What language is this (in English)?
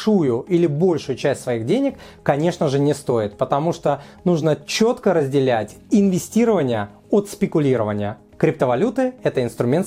Russian